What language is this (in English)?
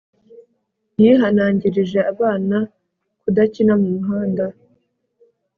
Kinyarwanda